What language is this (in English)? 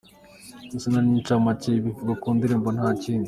Kinyarwanda